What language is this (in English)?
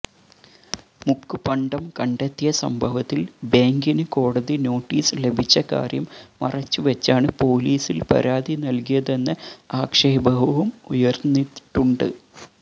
Malayalam